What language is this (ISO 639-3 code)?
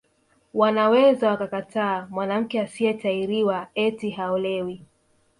swa